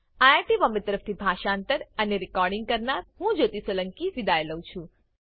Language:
Gujarati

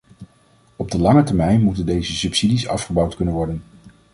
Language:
Dutch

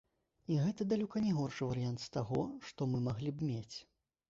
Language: Belarusian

